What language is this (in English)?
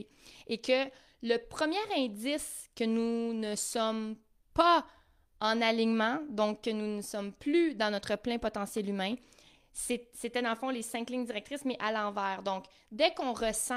French